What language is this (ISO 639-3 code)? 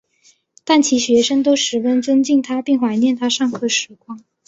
zho